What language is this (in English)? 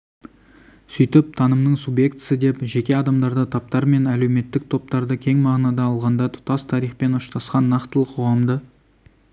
Kazakh